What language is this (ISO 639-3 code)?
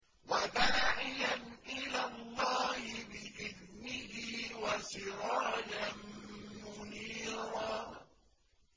ara